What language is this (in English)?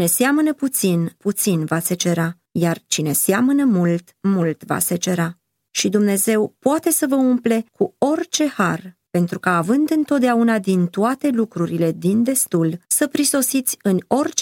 Romanian